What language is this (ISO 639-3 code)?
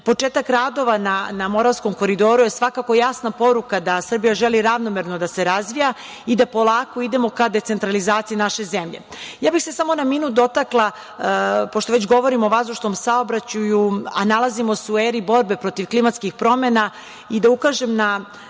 srp